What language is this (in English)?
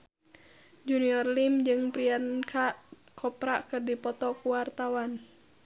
Sundanese